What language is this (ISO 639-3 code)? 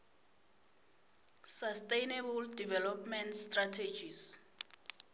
ssw